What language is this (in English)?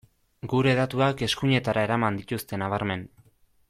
Basque